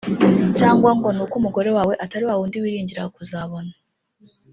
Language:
Kinyarwanda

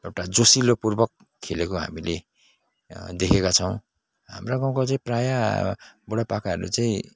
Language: Nepali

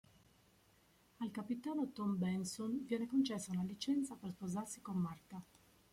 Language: Italian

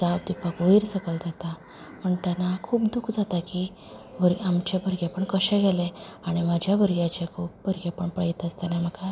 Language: Konkani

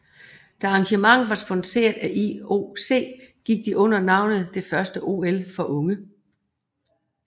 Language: Danish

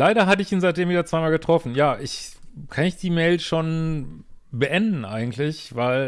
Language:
German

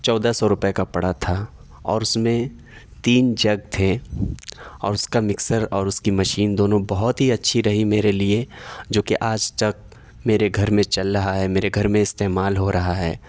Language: Urdu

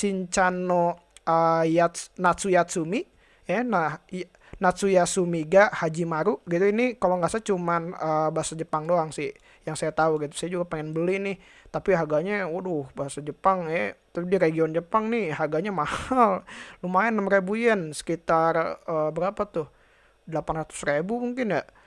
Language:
Indonesian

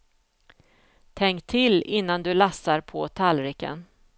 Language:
Swedish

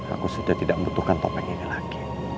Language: Indonesian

